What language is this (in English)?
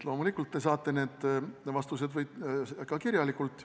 Estonian